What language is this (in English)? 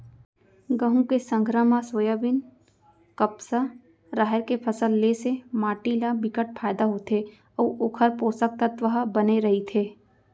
Chhattisgarhi